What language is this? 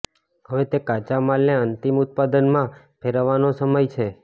Gujarati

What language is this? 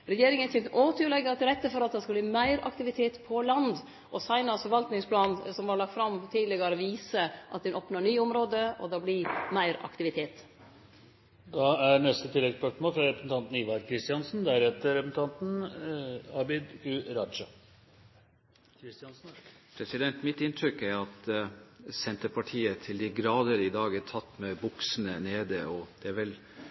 Norwegian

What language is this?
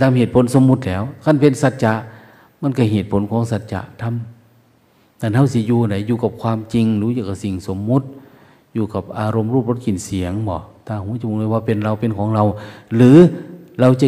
Thai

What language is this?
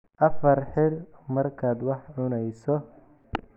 Somali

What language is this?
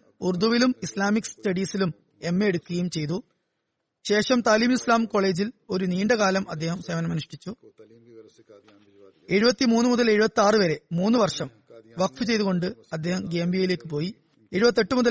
Malayalam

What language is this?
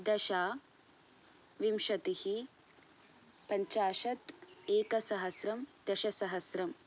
Sanskrit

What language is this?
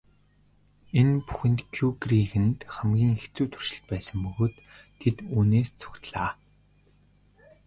Mongolian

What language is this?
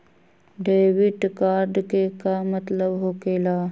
Magahi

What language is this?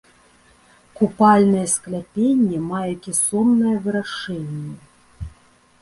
Belarusian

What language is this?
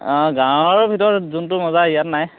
Assamese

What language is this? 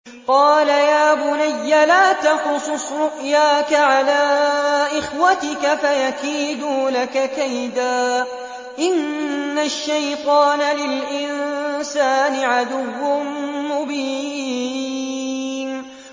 Arabic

